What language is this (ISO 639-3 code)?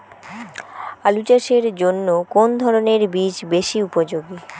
ben